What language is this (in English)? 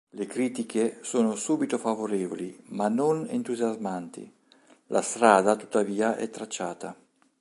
Italian